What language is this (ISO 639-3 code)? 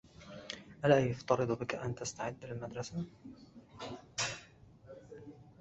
ara